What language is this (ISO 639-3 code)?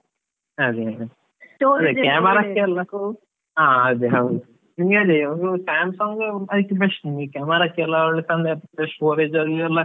kan